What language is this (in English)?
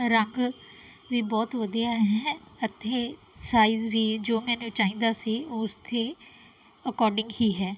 Punjabi